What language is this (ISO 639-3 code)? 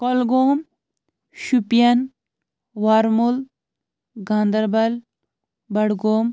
kas